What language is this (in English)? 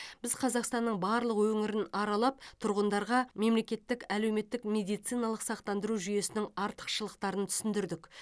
Kazakh